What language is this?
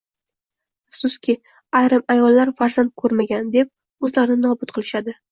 Uzbek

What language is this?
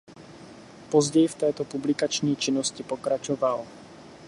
Czech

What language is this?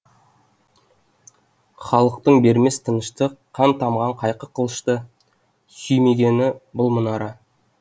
Kazakh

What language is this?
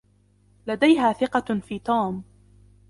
Arabic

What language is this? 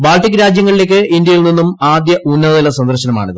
Malayalam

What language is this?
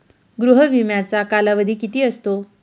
Marathi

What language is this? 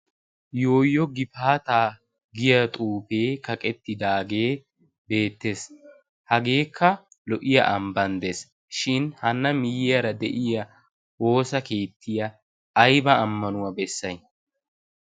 Wolaytta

